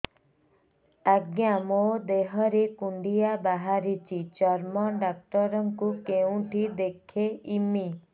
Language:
Odia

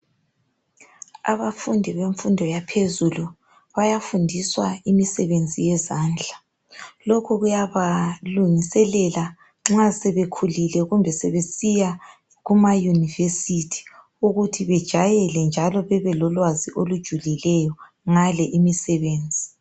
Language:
North Ndebele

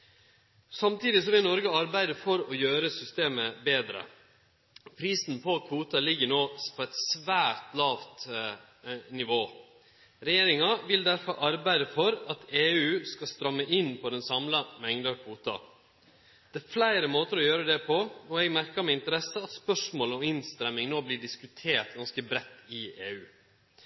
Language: Norwegian Nynorsk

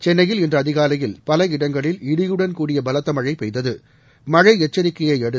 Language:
Tamil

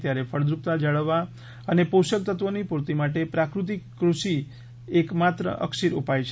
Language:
Gujarati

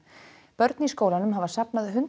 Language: Icelandic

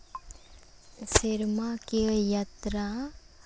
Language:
Santali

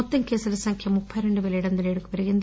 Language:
Telugu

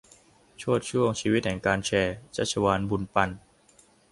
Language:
Thai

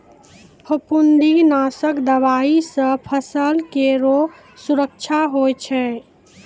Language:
Maithili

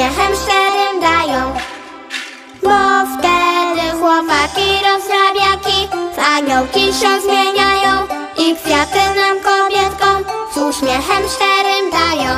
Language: Polish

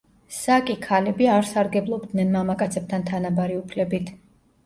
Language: Georgian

